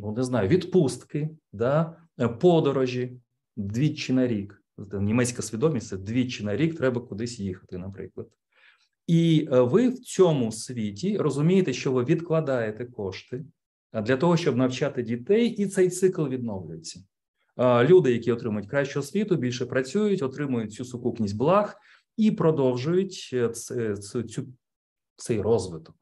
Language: Ukrainian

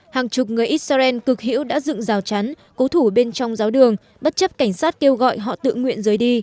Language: Vietnamese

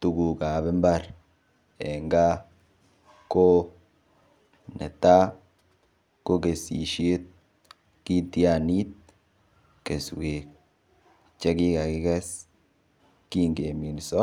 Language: Kalenjin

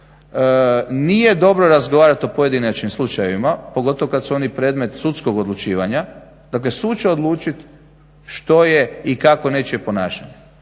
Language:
Croatian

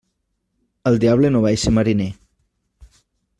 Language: Catalan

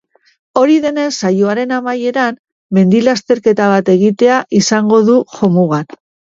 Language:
Basque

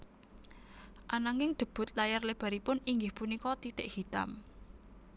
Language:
Javanese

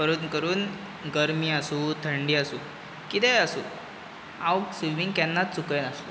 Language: Konkani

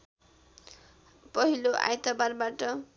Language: Nepali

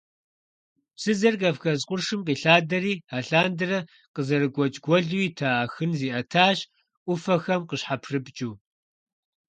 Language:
Kabardian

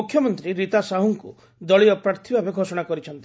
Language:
Odia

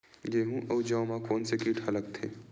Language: Chhattisgarhi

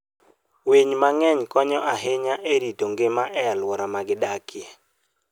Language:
Luo (Kenya and Tanzania)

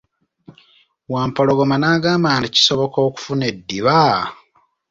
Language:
Ganda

